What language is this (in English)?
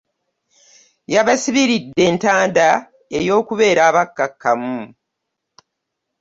Ganda